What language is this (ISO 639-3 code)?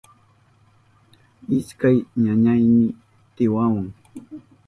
qup